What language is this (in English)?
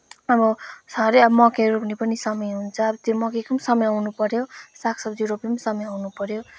Nepali